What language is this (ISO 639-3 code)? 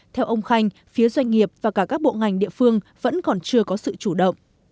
vie